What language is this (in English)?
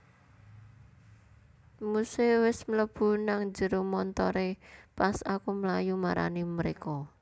Javanese